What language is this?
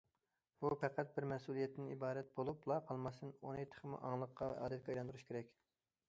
Uyghur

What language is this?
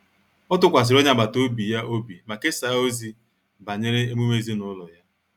Igbo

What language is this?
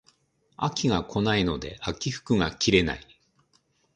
Japanese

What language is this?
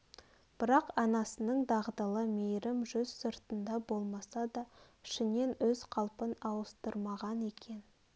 Kazakh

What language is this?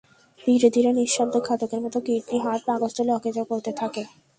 Bangla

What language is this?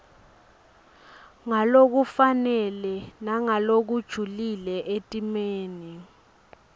Swati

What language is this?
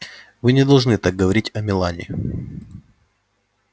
Russian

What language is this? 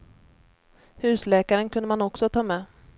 Swedish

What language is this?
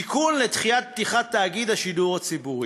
Hebrew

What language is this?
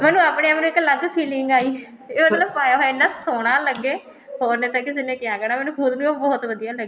Punjabi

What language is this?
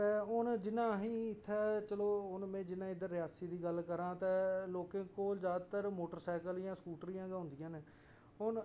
Dogri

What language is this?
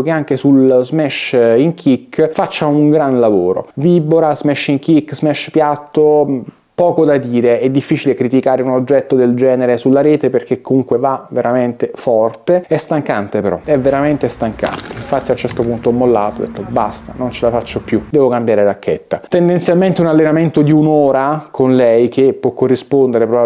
Italian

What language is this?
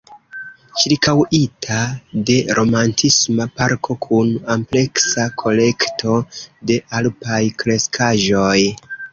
Esperanto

